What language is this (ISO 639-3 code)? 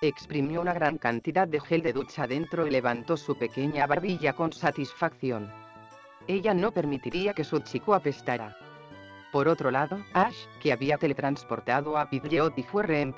spa